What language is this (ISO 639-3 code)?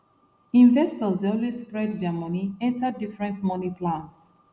pcm